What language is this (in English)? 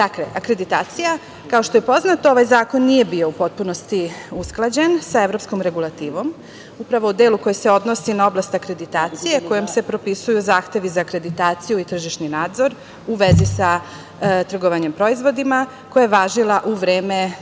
Serbian